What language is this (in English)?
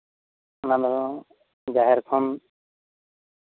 Santali